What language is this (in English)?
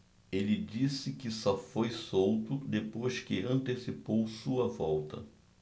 Portuguese